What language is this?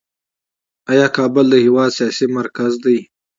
Pashto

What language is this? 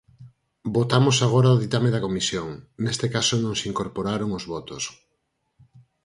Galician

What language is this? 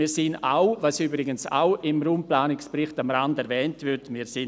Swiss German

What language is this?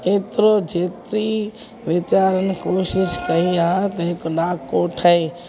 Sindhi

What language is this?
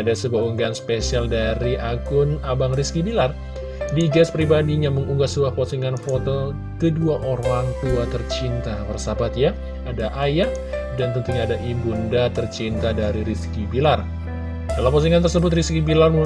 Indonesian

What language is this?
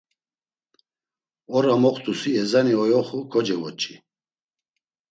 Laz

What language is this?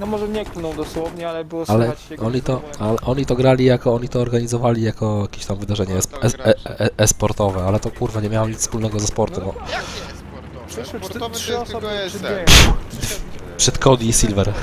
Polish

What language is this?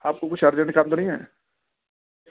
Urdu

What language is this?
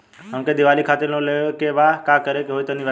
Bhojpuri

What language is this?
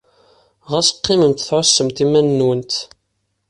Kabyle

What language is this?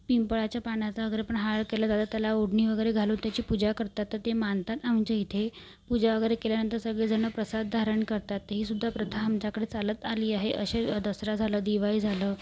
Marathi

